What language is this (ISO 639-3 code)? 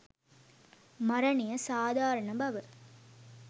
sin